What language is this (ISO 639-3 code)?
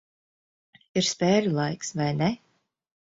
lav